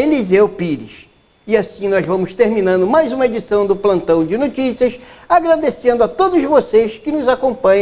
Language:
Portuguese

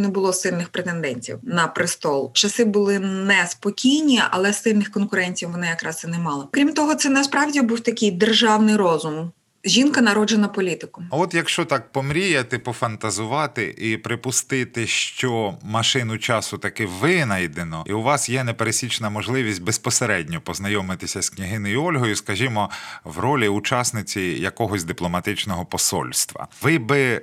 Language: Ukrainian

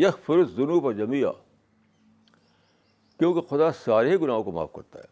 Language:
Urdu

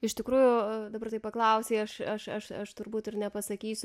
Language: Lithuanian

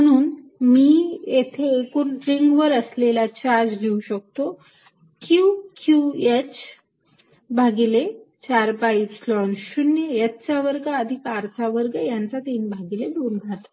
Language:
Marathi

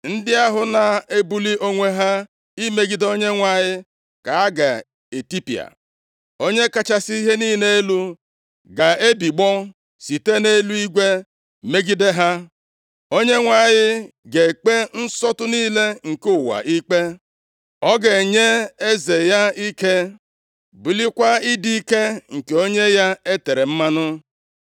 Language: Igbo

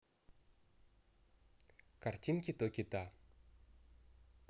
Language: Russian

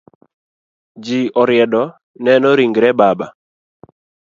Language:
Luo (Kenya and Tanzania)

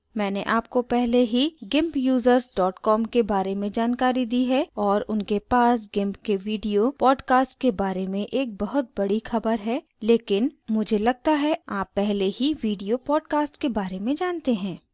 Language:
Hindi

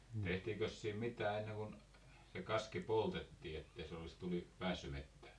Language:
Finnish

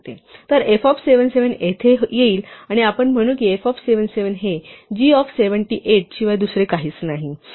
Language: Marathi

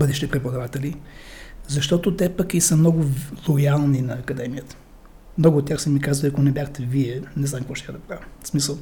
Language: Bulgarian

